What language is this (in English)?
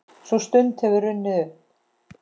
Icelandic